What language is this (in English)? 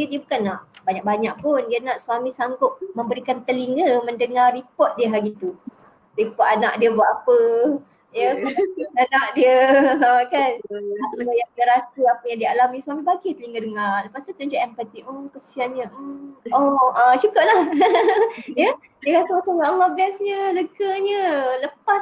Malay